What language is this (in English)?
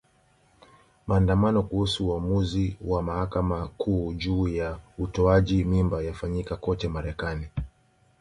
Swahili